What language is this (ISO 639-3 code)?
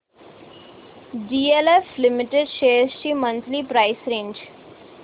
mar